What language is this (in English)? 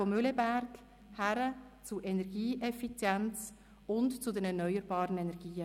Swiss German